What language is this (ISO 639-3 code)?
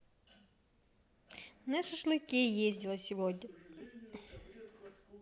rus